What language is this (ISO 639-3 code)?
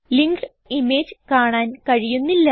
mal